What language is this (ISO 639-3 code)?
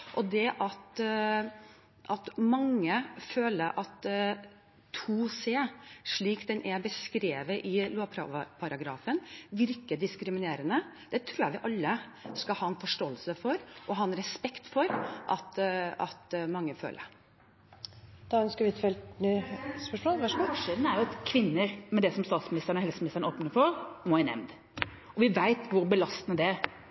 nor